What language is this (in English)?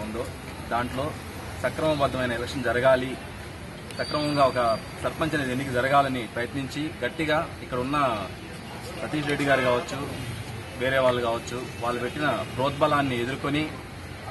Indonesian